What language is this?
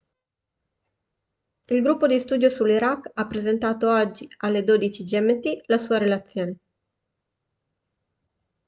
Italian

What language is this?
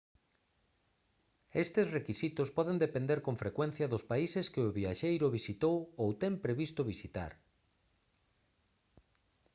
Galician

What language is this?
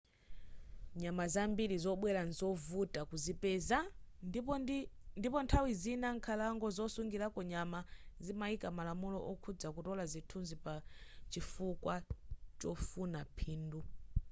Nyanja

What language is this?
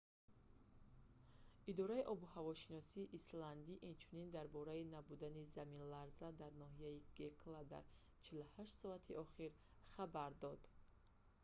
Tajik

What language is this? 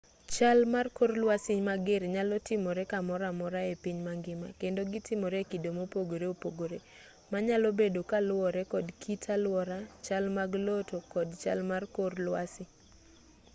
Luo (Kenya and Tanzania)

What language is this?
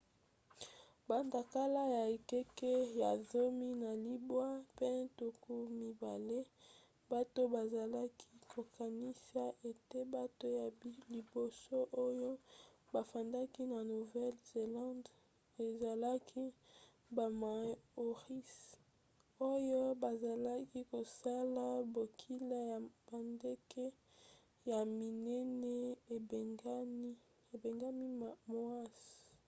Lingala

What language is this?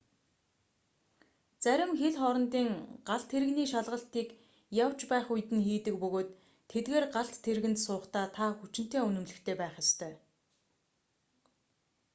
Mongolian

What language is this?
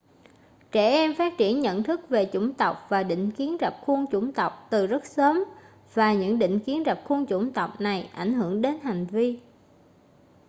Vietnamese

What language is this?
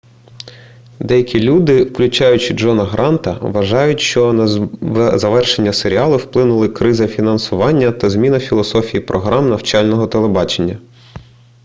Ukrainian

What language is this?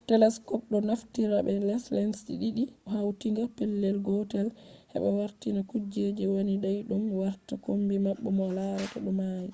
Fula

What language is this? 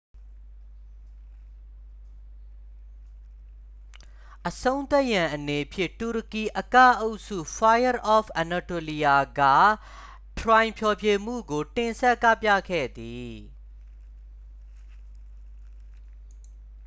Burmese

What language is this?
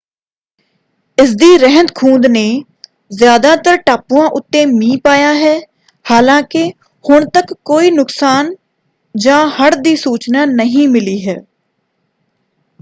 Punjabi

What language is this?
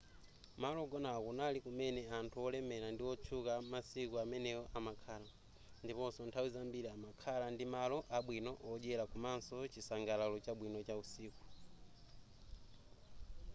Nyanja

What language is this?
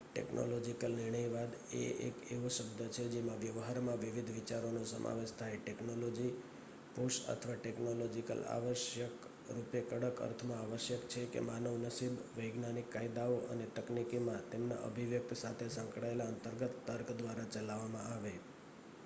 Gujarati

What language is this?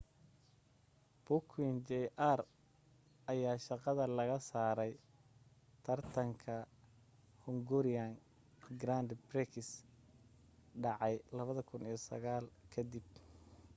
Somali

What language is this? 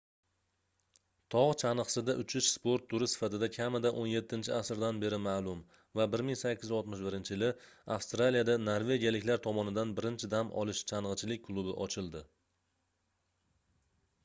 Uzbek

